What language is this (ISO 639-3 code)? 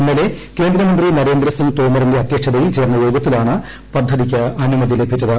mal